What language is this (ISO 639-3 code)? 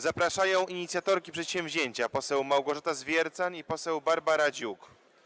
pol